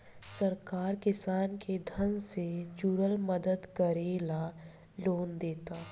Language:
Bhojpuri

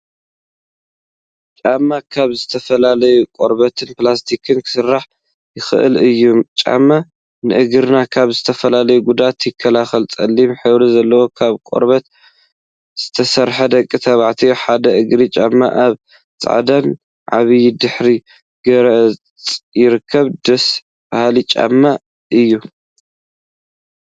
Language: Tigrinya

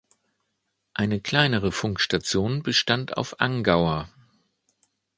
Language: German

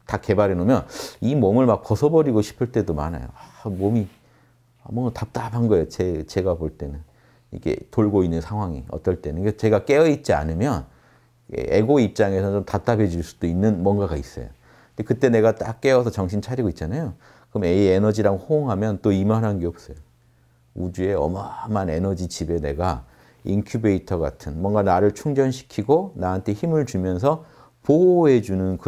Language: Korean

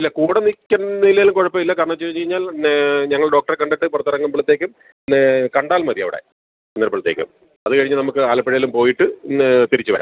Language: Malayalam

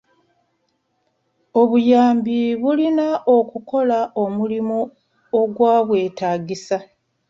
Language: Ganda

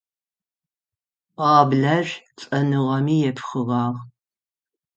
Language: Adyghe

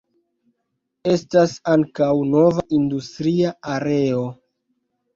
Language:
Esperanto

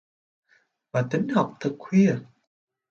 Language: Vietnamese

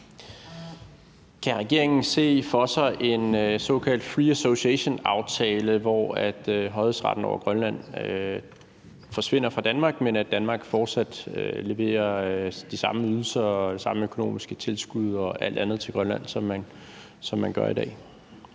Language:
Danish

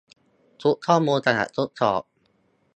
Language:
Thai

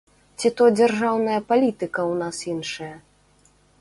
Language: Belarusian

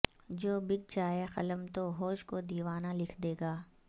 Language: Urdu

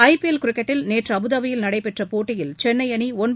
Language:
Tamil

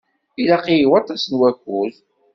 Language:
Kabyle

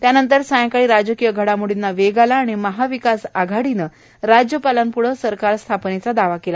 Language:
Marathi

